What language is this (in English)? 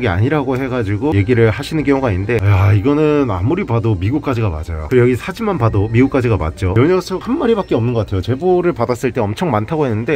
Korean